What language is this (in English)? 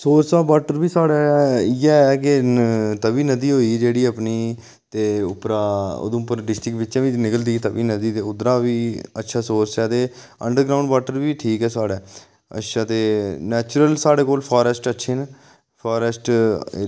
Dogri